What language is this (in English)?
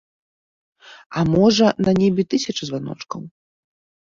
Belarusian